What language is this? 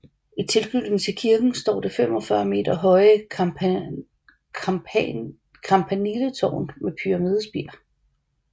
Danish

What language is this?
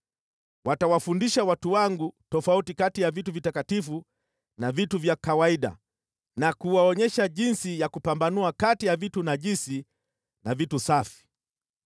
Swahili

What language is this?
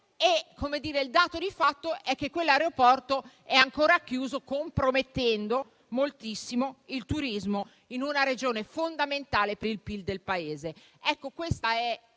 Italian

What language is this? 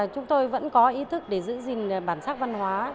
Vietnamese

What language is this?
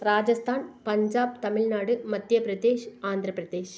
Tamil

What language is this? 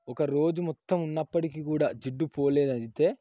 Telugu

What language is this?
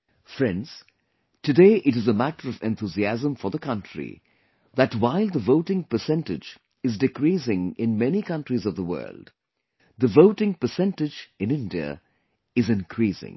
English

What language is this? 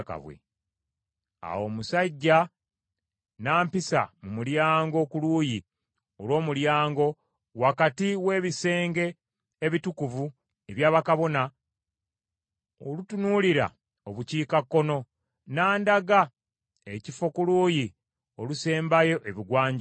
Ganda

